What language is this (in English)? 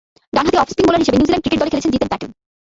Bangla